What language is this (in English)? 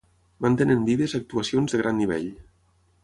Catalan